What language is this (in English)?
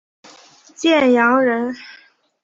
Chinese